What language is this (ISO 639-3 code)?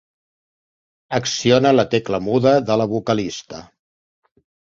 cat